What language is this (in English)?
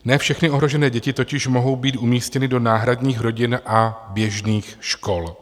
Czech